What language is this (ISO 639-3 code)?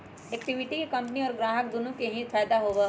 mag